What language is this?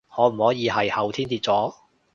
Cantonese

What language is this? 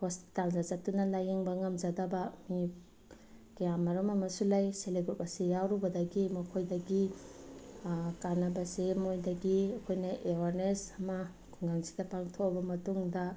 Manipuri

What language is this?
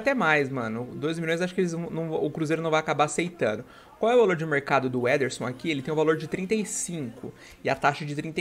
Portuguese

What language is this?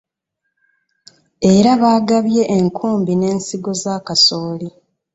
Ganda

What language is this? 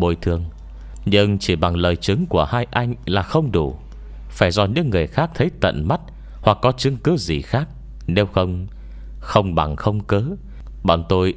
Vietnamese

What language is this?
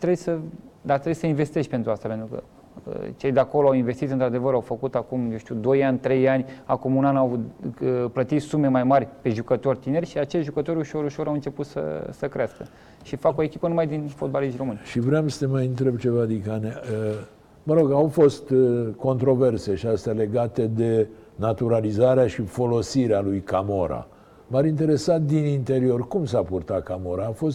Romanian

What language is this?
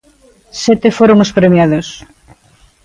Galician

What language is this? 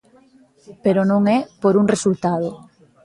Galician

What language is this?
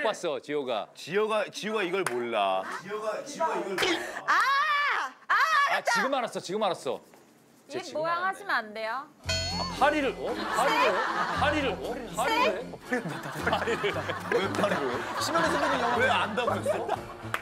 Korean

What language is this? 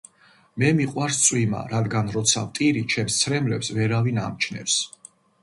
Georgian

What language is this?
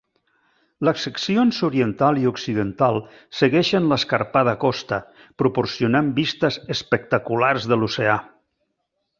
Catalan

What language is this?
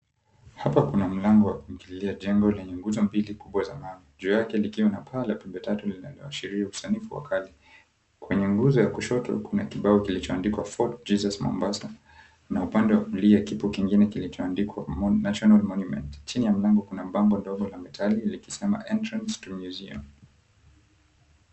Swahili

